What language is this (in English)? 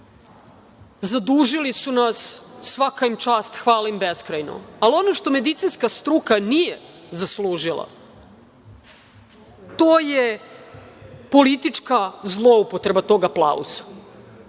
Serbian